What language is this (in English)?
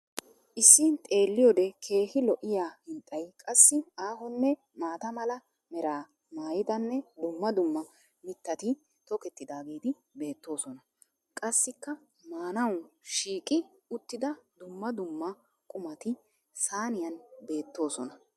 Wolaytta